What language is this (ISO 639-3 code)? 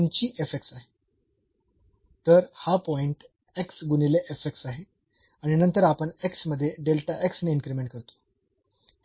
mar